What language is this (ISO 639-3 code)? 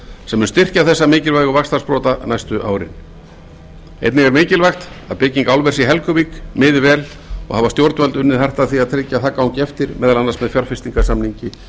isl